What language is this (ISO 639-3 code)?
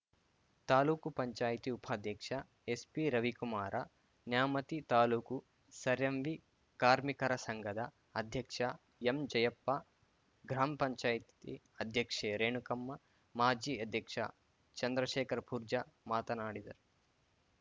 kan